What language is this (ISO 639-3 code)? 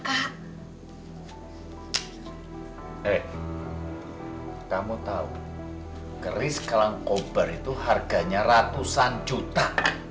ind